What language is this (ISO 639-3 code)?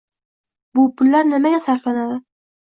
uzb